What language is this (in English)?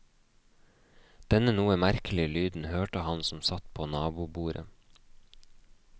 Norwegian